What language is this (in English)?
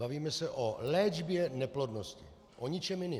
Czech